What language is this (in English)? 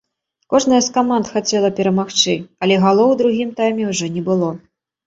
Belarusian